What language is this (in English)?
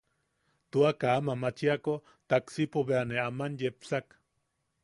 Yaqui